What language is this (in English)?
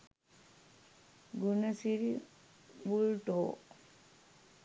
Sinhala